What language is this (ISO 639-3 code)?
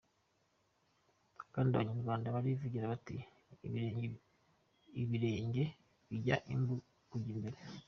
kin